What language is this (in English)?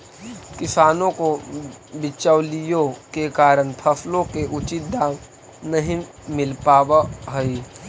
Magahi